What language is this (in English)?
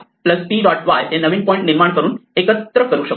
Marathi